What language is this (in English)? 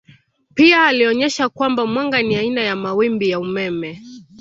Swahili